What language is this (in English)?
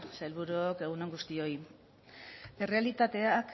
Basque